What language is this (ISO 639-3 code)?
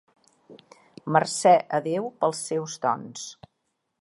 cat